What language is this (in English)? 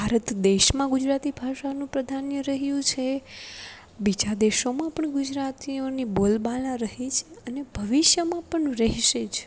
Gujarati